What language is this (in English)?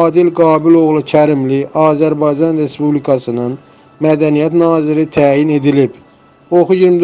Turkish